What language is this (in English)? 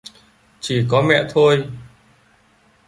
Vietnamese